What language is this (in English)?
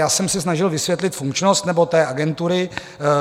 Czech